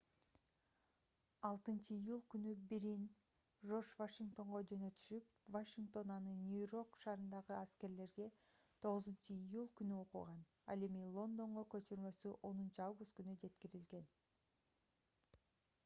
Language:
Kyrgyz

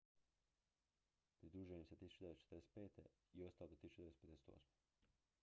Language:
Croatian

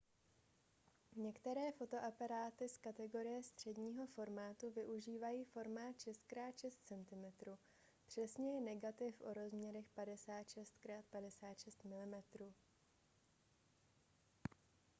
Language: Czech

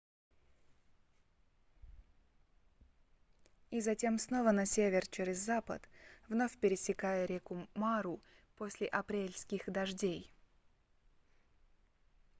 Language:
Russian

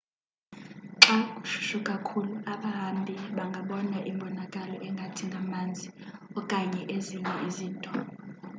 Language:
Xhosa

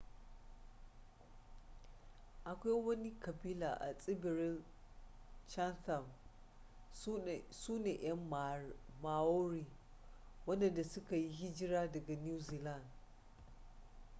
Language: Hausa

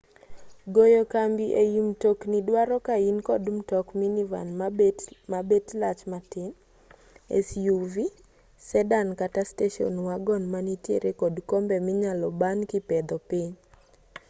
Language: Luo (Kenya and Tanzania)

